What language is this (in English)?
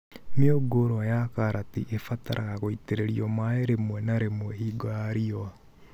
Kikuyu